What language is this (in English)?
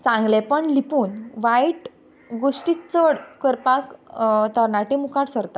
Konkani